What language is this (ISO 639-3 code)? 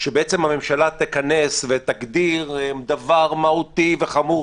heb